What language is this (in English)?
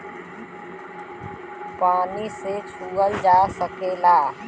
Bhojpuri